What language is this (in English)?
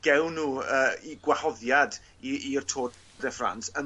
Welsh